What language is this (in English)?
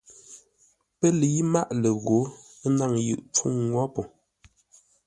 Ngombale